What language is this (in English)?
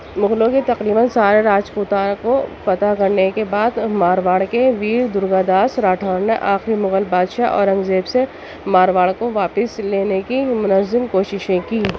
Urdu